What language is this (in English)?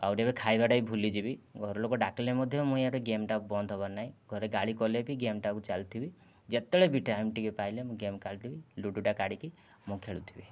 Odia